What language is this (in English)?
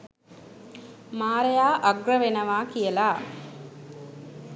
Sinhala